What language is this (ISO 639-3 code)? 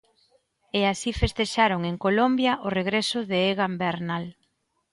glg